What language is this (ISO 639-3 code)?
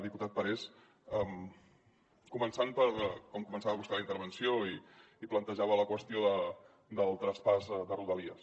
cat